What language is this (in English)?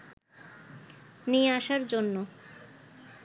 Bangla